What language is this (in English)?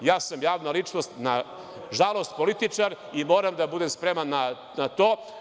Serbian